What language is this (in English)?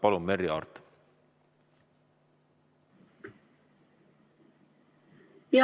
Estonian